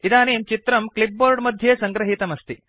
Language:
Sanskrit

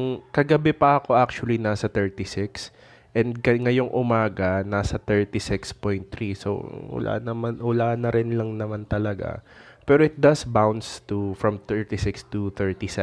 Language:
Filipino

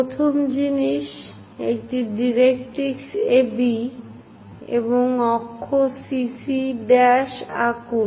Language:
Bangla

